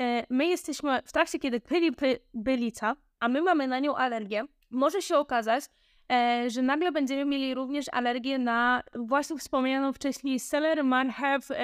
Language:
Polish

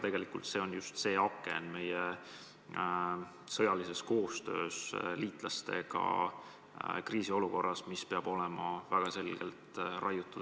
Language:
Estonian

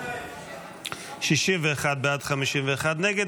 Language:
Hebrew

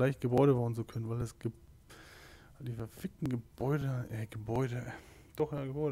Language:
German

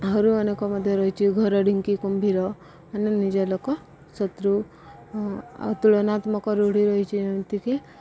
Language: Odia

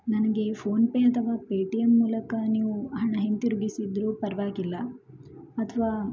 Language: Kannada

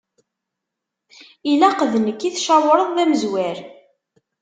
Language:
Kabyle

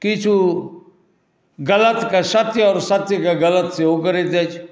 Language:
Maithili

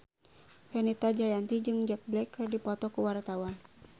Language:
Sundanese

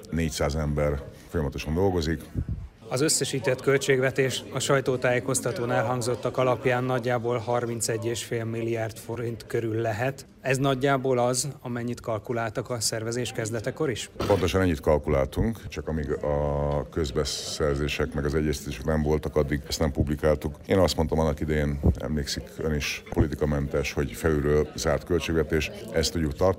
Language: Hungarian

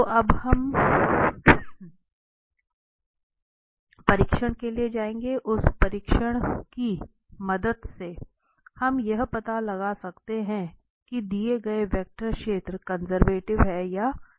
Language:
Hindi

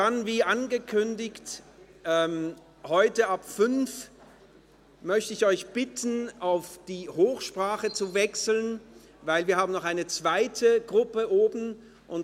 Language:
Swiss German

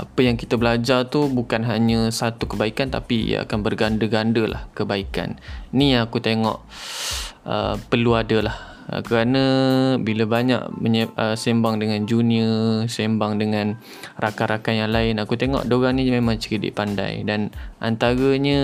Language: Malay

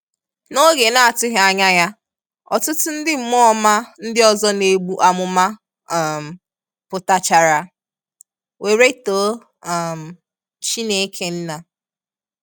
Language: Igbo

